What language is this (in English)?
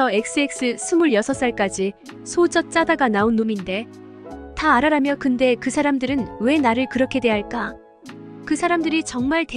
Korean